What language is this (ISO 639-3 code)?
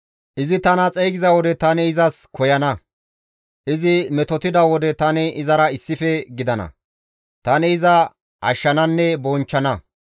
gmv